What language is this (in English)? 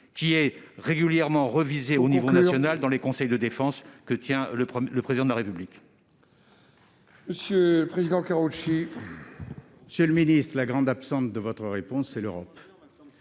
French